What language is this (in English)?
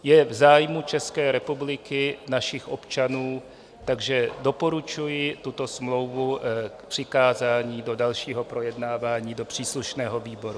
Czech